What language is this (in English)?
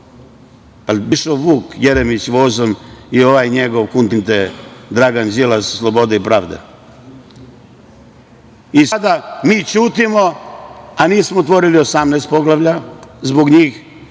Serbian